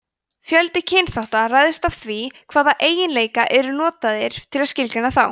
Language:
Icelandic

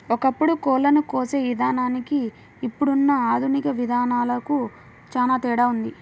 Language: Telugu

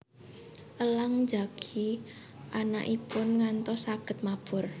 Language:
Javanese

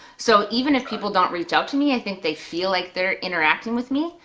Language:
English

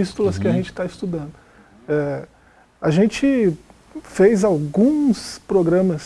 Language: Portuguese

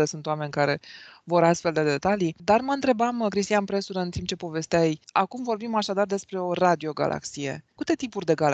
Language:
Romanian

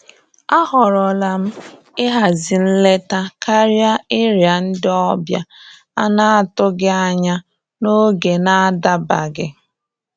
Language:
Igbo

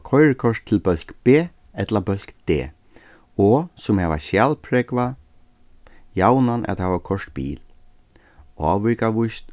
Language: Faroese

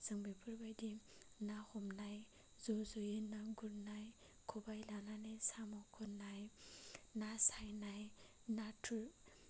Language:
Bodo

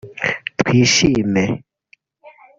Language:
Kinyarwanda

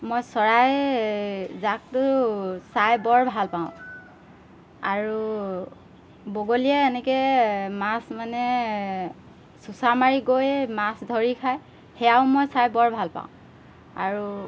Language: Assamese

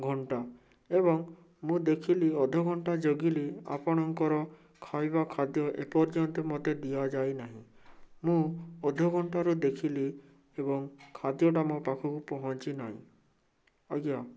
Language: Odia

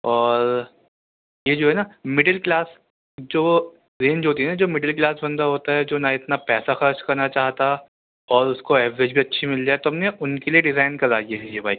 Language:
Urdu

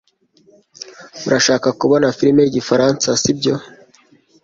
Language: Kinyarwanda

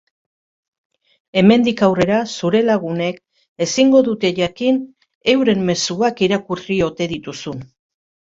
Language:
Basque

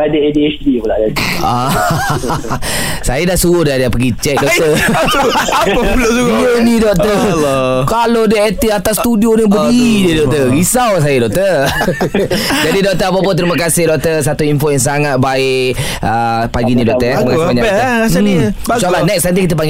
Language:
Malay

